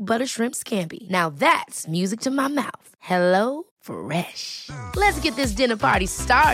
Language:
Swedish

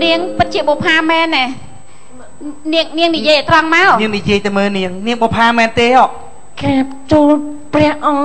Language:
Thai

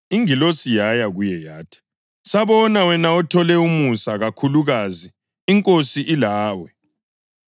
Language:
North Ndebele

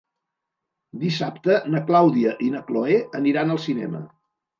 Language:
Catalan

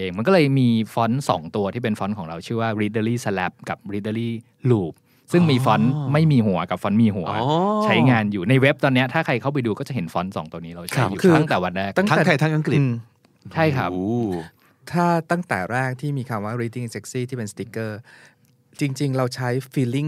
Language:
Thai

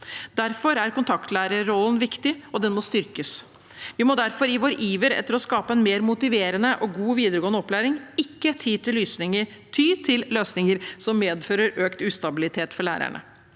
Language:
Norwegian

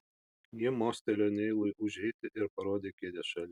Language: Lithuanian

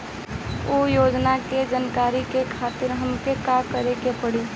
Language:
Bhojpuri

